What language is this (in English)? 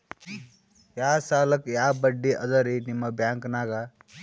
Kannada